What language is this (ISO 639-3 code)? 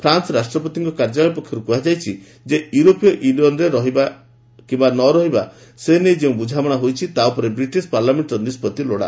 ori